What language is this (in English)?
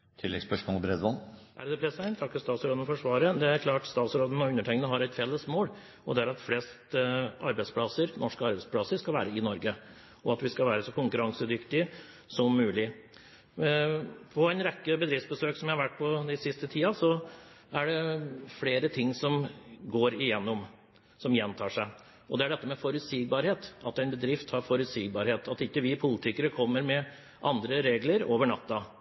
Norwegian Bokmål